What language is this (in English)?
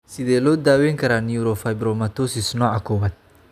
Somali